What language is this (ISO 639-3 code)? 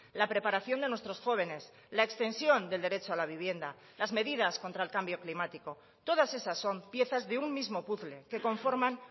spa